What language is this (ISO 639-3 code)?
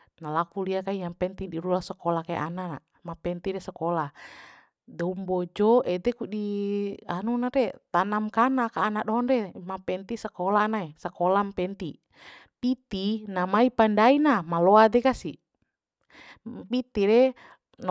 bhp